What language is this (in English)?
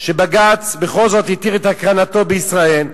Hebrew